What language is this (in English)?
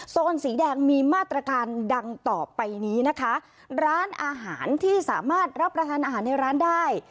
Thai